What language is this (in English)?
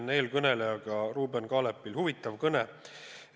Estonian